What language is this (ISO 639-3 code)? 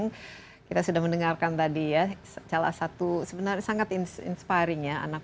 ind